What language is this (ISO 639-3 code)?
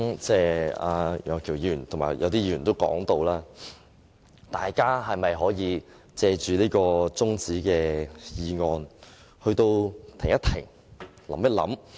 yue